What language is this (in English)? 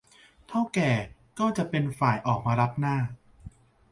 Thai